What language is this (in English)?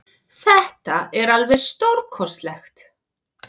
Icelandic